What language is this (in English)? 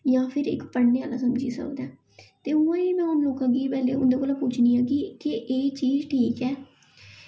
Dogri